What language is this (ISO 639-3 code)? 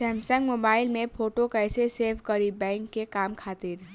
bho